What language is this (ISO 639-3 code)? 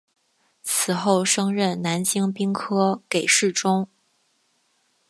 zho